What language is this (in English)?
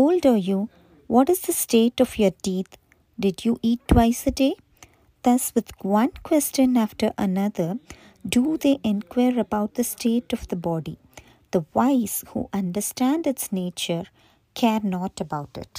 Tamil